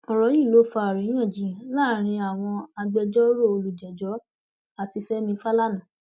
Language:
Yoruba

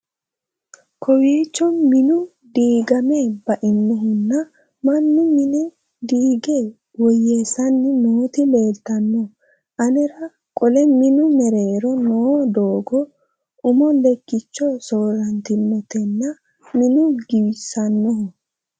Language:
Sidamo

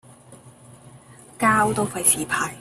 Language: Cantonese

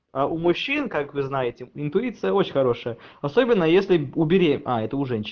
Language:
Russian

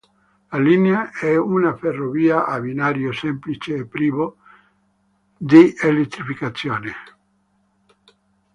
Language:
Italian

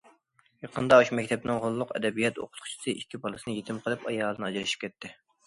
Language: Uyghur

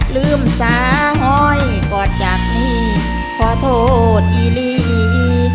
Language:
Thai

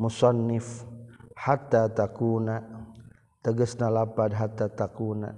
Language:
Malay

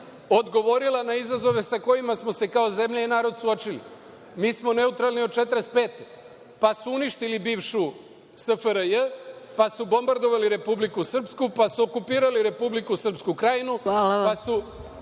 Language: Serbian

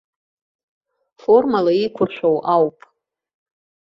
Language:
Abkhazian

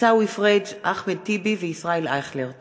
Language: Hebrew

